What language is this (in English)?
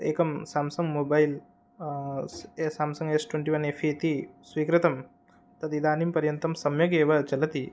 Sanskrit